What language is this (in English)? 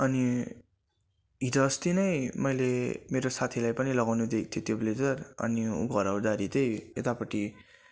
Nepali